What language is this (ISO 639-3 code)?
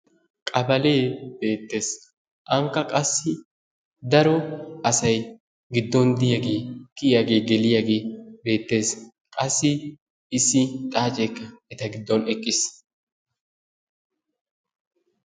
wal